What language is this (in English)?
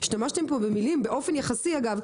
Hebrew